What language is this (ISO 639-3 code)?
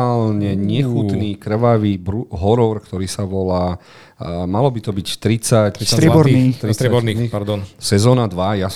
slk